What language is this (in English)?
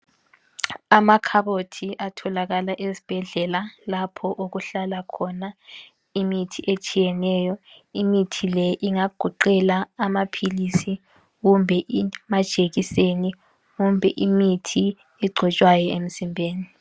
North Ndebele